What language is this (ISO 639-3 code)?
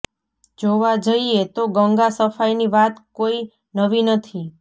guj